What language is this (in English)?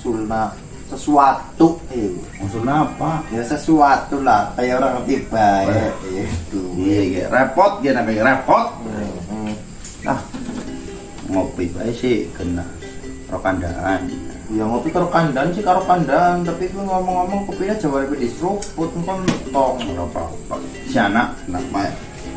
Indonesian